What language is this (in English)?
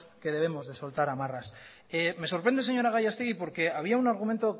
Spanish